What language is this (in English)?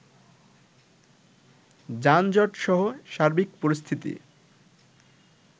Bangla